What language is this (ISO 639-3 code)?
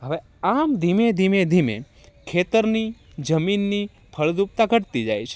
guj